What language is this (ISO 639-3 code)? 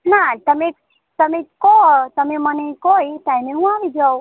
guj